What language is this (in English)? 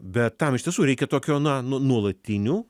Lithuanian